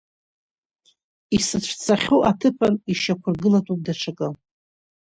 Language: Abkhazian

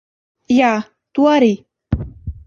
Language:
Latvian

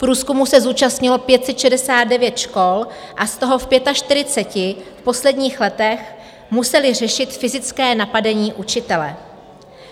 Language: Czech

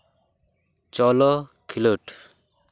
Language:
Santali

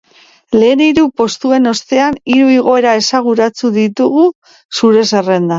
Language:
Basque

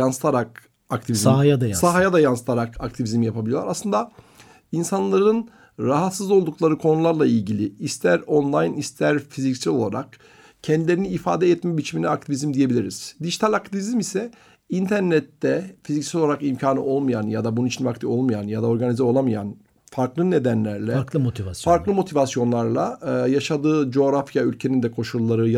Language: Turkish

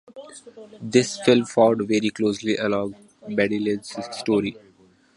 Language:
English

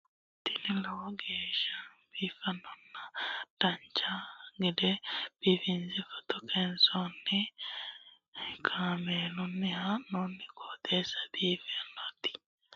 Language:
Sidamo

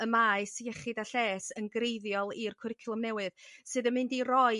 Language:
Welsh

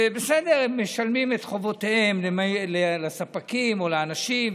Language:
Hebrew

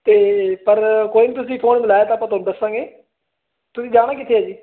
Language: Punjabi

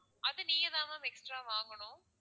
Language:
Tamil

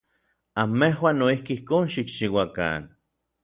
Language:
Orizaba Nahuatl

